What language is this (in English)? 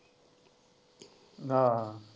Punjabi